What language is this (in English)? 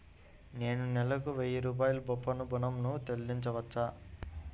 Telugu